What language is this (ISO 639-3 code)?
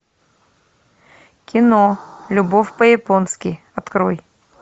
rus